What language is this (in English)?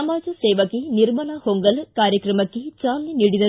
Kannada